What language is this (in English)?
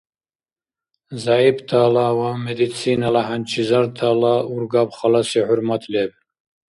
Dargwa